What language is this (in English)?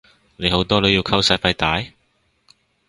Cantonese